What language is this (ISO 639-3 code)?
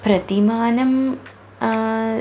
san